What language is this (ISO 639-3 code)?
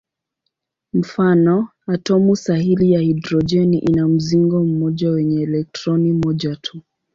swa